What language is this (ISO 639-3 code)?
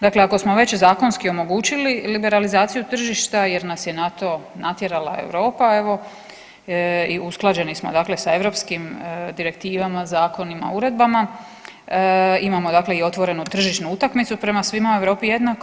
hrv